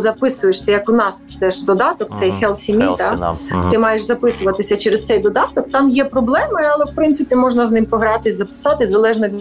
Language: Ukrainian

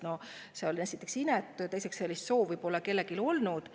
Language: Estonian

